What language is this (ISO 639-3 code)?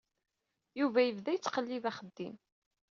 kab